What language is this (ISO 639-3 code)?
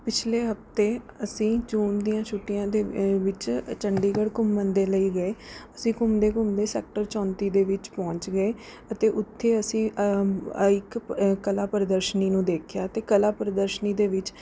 pan